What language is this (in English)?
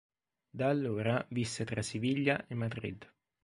Italian